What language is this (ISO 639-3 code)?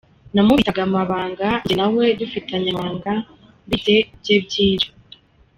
kin